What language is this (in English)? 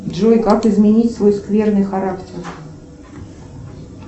Russian